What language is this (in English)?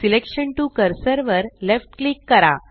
Marathi